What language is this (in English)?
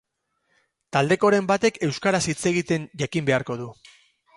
Basque